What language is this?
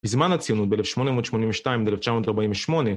Hebrew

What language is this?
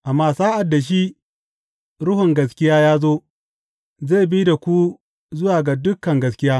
Hausa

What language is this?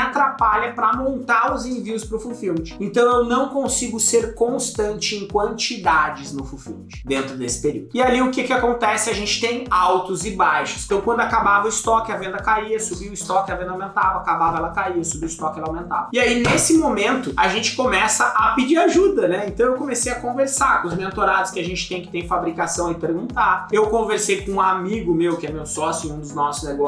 Portuguese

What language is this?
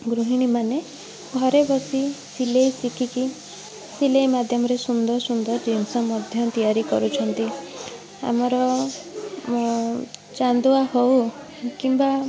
Odia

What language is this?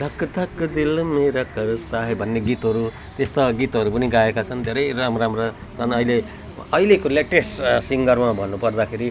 Nepali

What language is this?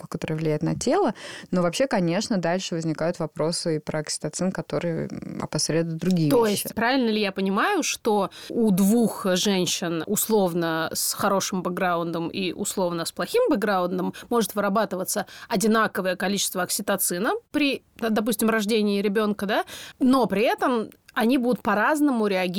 Russian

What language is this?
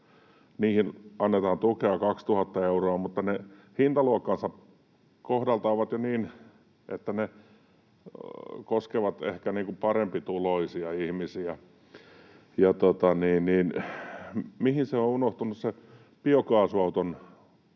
Finnish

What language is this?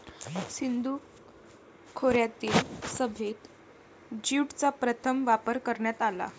Marathi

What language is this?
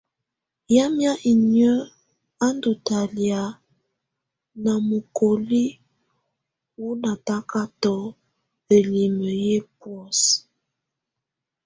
Tunen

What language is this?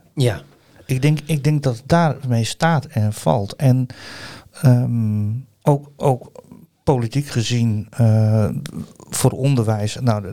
Dutch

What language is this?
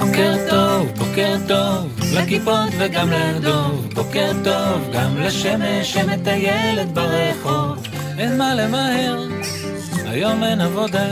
Hebrew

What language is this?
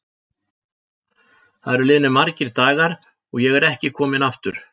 Icelandic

